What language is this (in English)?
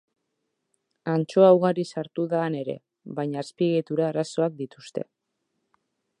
Basque